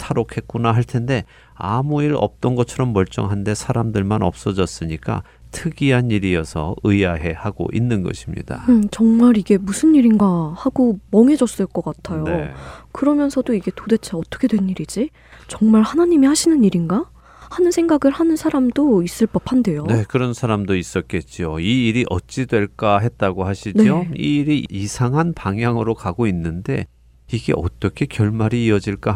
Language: Korean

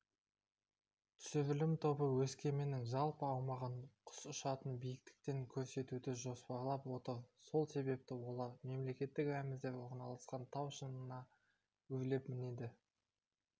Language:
Kazakh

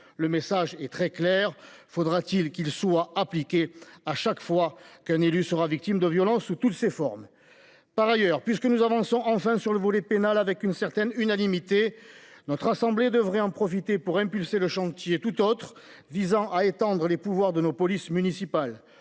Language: French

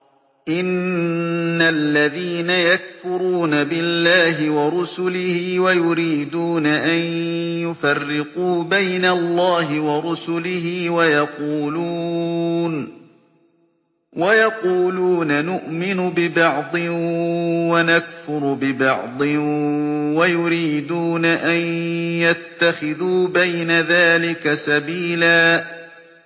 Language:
Arabic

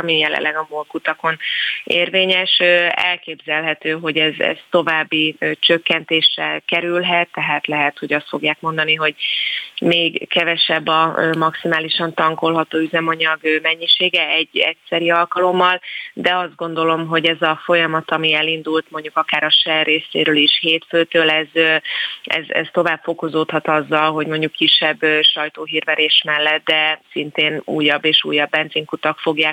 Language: Hungarian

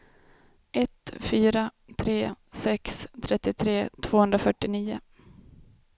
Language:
Swedish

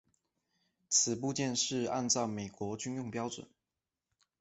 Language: Chinese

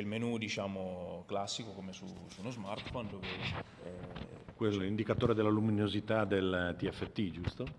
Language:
Italian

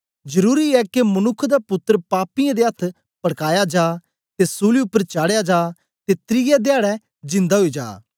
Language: Dogri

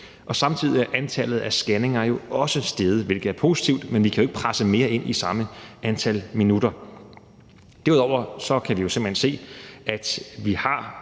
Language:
Danish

